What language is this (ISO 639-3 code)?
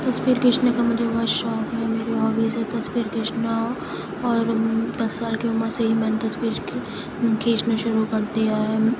urd